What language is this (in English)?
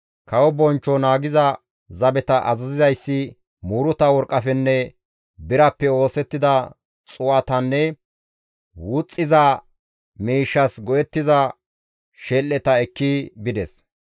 Gamo